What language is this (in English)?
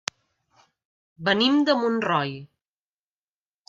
Catalan